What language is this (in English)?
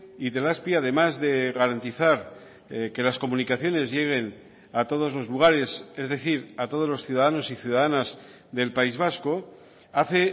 Spanish